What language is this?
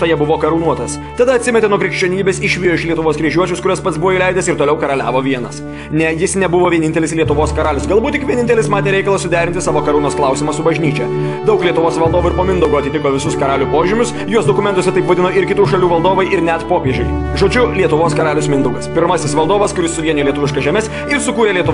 Lithuanian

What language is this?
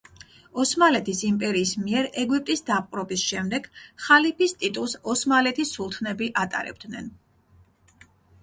Georgian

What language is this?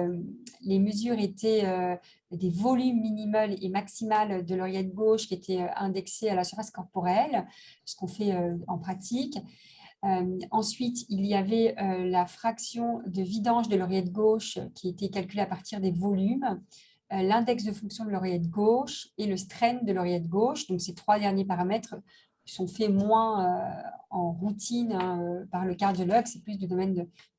French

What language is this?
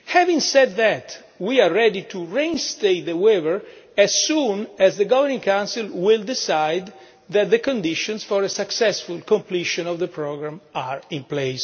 English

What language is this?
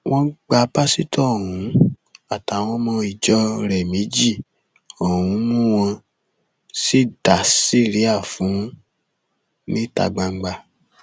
Yoruba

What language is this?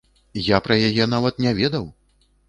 Belarusian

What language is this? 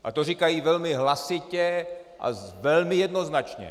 Czech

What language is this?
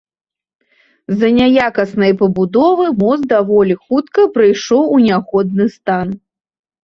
Belarusian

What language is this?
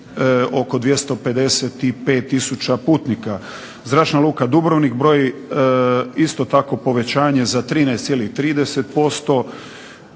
Croatian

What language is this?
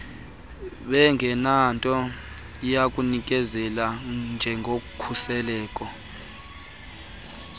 Xhosa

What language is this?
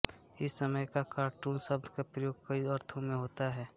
Hindi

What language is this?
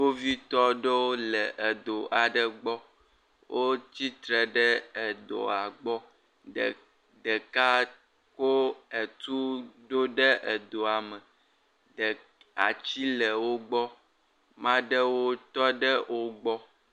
Ewe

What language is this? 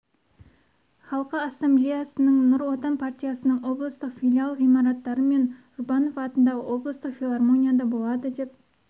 Kazakh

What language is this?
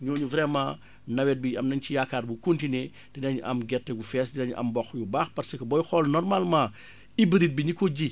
Wolof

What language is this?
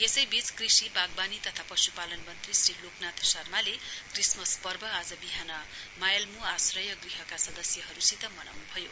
Nepali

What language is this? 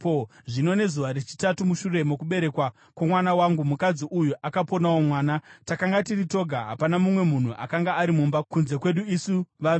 Shona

